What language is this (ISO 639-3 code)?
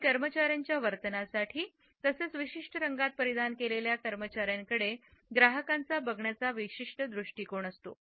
mar